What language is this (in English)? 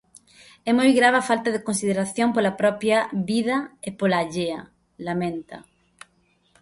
Galician